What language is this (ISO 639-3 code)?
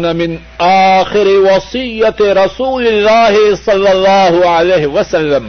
urd